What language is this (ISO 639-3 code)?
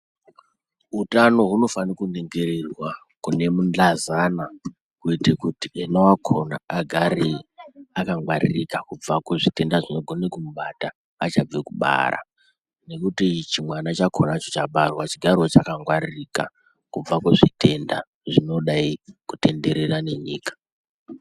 ndc